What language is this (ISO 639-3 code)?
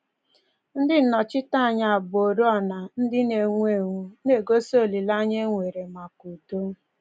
ibo